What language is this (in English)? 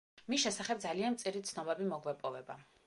Georgian